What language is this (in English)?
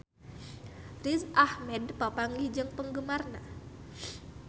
Sundanese